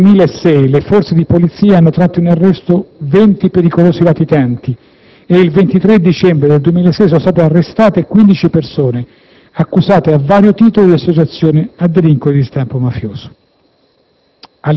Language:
Italian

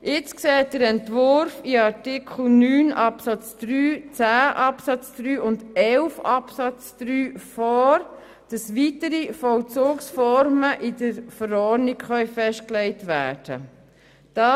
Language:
Swiss German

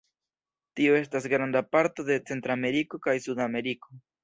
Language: Esperanto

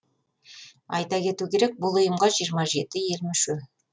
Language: Kazakh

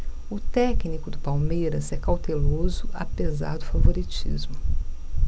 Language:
Portuguese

